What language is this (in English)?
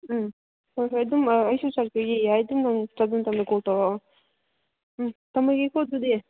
Manipuri